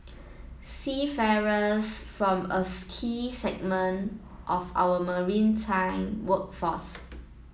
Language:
English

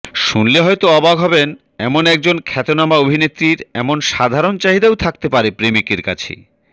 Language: Bangla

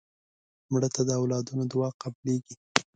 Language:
Pashto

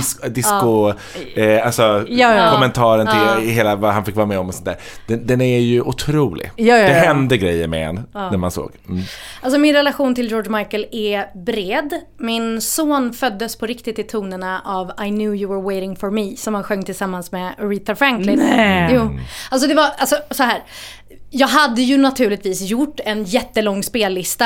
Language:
Swedish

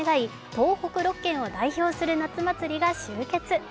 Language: Japanese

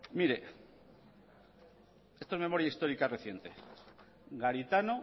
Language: Spanish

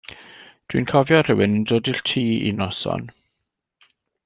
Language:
Welsh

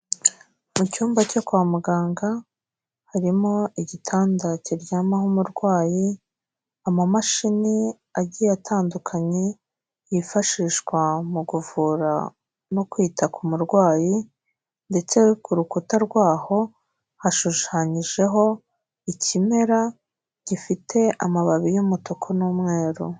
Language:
Kinyarwanda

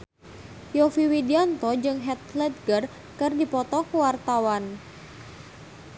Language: Sundanese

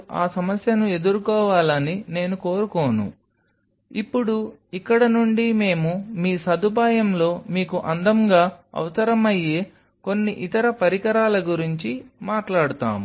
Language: Telugu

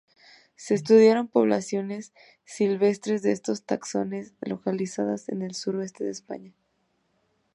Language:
Spanish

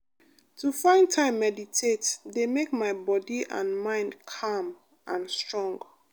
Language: Nigerian Pidgin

